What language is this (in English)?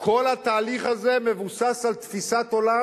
Hebrew